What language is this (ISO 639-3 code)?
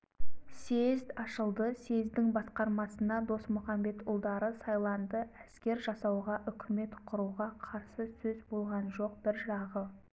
kaz